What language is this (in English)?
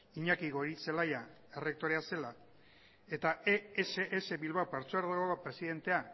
Basque